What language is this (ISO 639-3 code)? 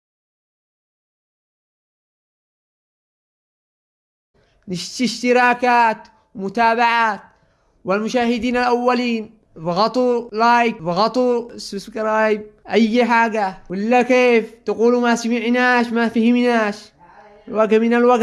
ara